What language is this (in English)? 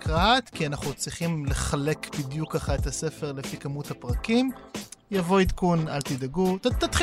Hebrew